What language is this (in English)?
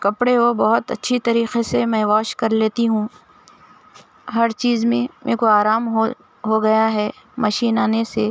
Urdu